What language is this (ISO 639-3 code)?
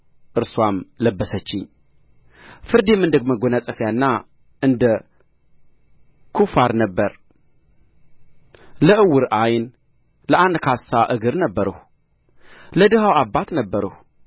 amh